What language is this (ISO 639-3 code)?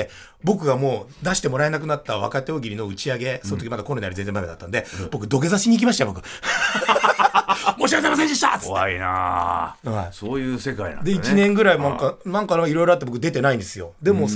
jpn